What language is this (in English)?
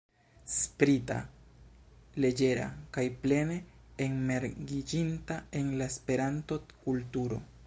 Esperanto